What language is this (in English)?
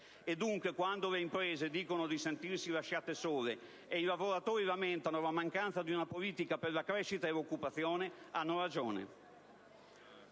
Italian